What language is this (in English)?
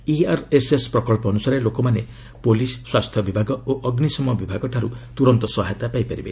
Odia